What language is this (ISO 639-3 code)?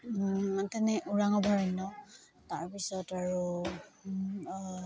asm